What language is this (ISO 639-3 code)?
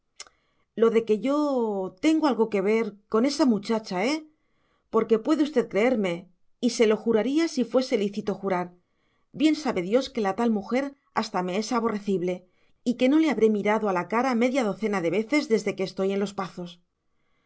spa